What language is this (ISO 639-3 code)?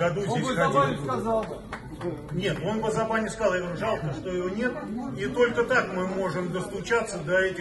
rus